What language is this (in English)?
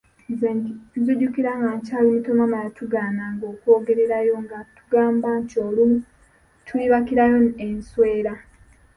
Ganda